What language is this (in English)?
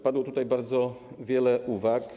Polish